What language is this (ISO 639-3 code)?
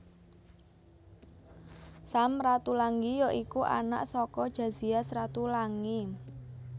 jav